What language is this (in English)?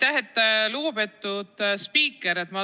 Estonian